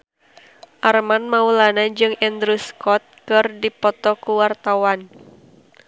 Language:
Sundanese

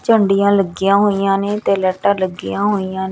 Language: Punjabi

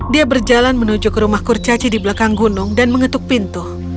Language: Indonesian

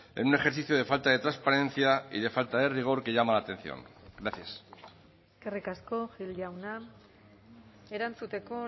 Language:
Spanish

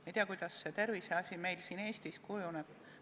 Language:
Estonian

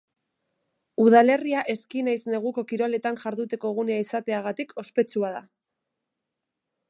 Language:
Basque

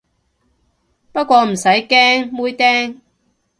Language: Cantonese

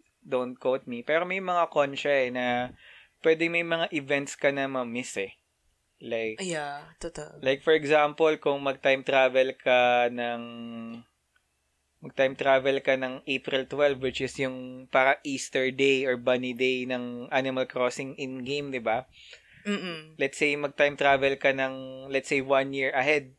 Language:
Filipino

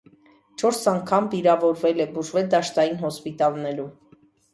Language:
Armenian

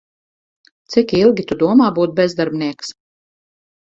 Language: Latvian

